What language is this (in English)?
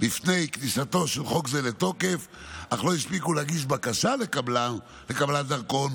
Hebrew